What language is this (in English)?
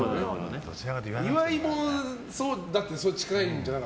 Japanese